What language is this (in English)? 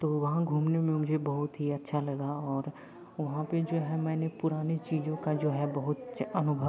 Hindi